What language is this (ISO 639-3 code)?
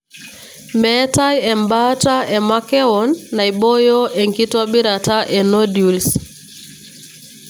mas